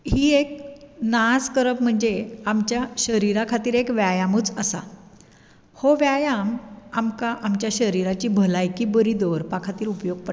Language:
Konkani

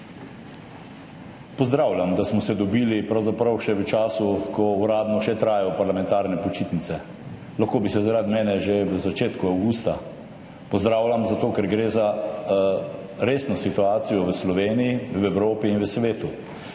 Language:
Slovenian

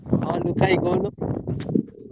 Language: Odia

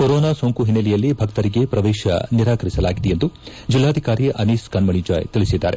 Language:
Kannada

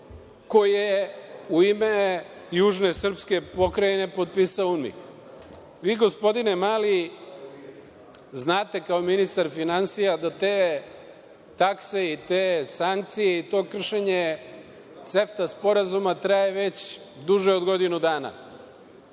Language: Serbian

